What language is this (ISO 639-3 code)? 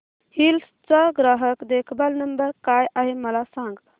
mar